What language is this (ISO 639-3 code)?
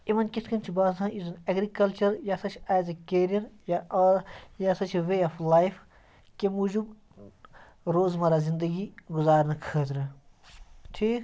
kas